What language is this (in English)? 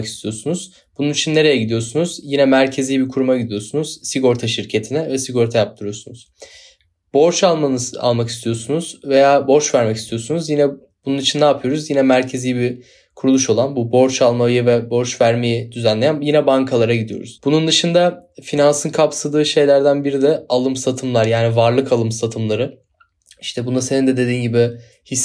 Turkish